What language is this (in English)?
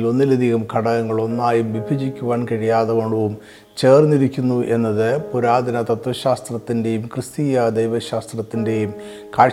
Malayalam